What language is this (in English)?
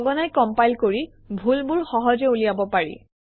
Assamese